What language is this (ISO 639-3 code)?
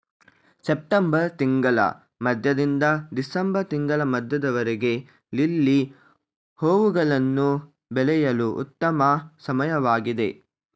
kan